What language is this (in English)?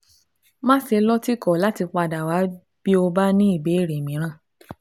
Yoruba